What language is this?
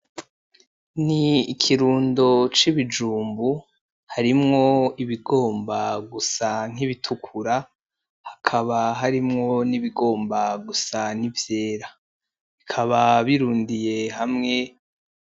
Rundi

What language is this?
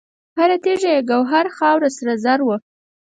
Pashto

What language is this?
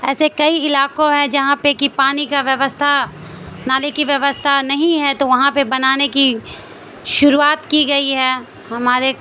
Urdu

